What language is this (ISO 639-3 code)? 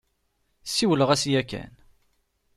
kab